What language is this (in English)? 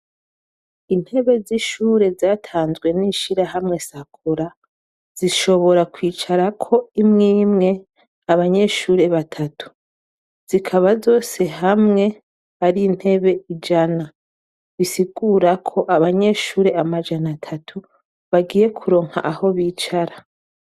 Rundi